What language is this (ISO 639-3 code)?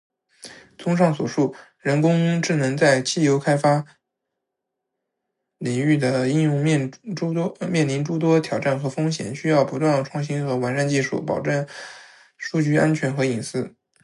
zho